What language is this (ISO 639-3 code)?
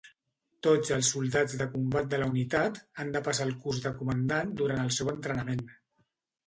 cat